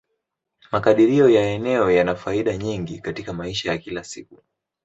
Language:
Swahili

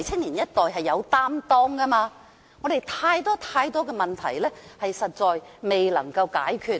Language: Cantonese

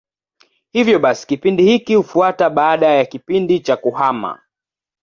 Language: Swahili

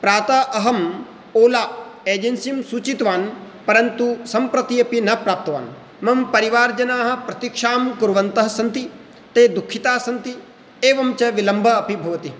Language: Sanskrit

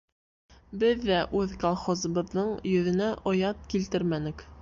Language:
Bashkir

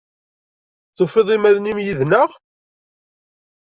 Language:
Kabyle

